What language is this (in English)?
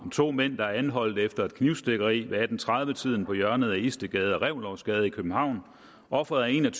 Danish